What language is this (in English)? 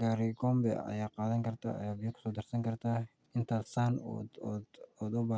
Somali